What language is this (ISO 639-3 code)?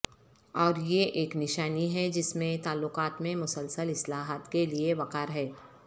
urd